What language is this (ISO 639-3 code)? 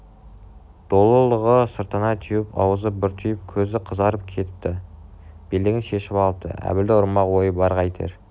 kaz